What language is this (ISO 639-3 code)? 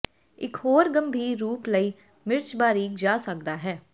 pan